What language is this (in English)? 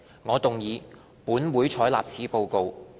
Cantonese